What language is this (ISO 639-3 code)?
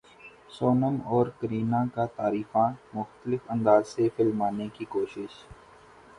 urd